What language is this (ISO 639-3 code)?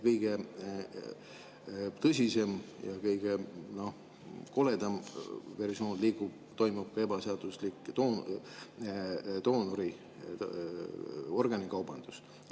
est